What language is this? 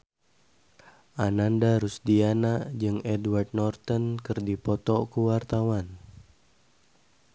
Sundanese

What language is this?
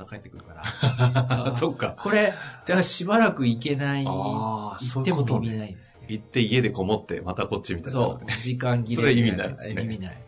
Japanese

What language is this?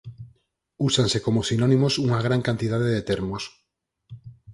Galician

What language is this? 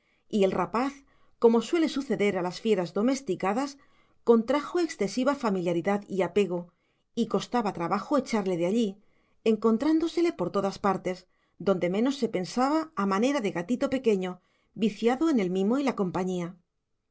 Spanish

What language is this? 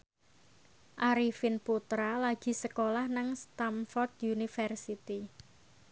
Javanese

